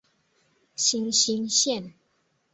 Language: Chinese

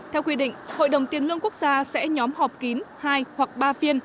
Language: Vietnamese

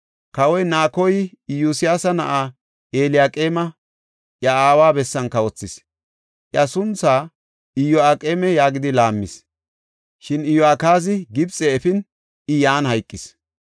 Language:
Gofa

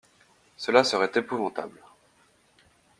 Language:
French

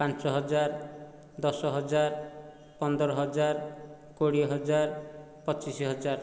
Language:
Odia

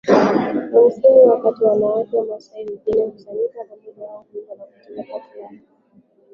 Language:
Swahili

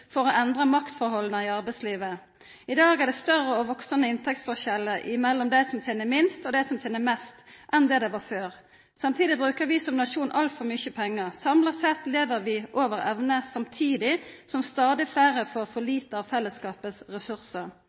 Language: Norwegian Nynorsk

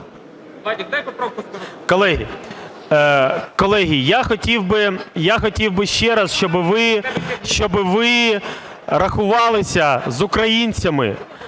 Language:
Ukrainian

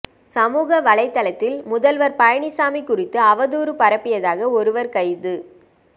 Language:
Tamil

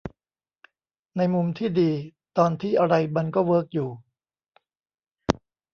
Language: Thai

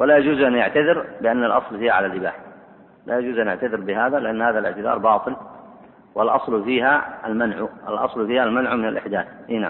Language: Arabic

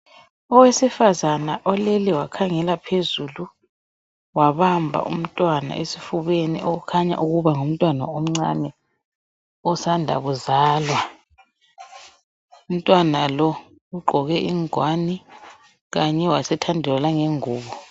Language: North Ndebele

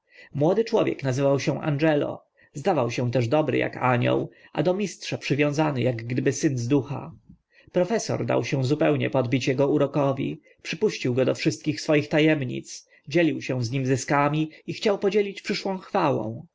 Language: Polish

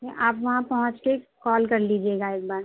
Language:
Urdu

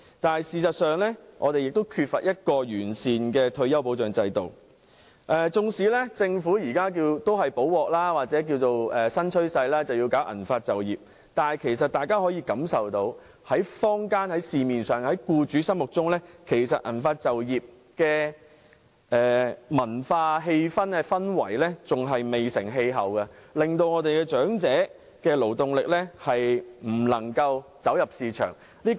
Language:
Cantonese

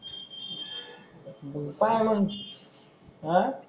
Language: Marathi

